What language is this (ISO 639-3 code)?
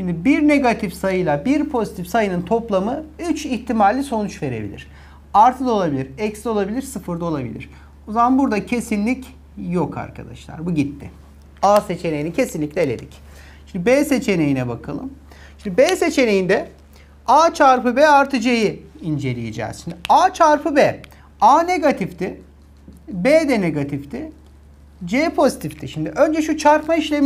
tur